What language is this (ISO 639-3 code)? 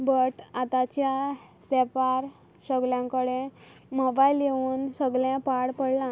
kok